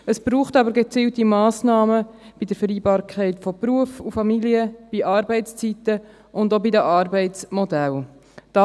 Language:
Swiss German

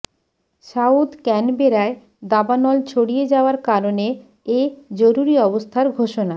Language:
Bangla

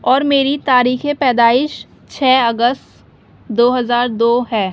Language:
Urdu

